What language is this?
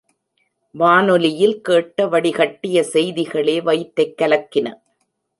Tamil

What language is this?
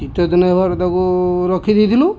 Odia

